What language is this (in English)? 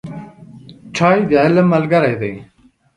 Pashto